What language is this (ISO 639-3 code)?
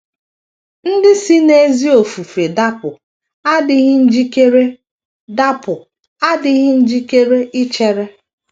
ibo